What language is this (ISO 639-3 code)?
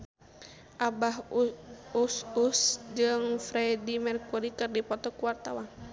sun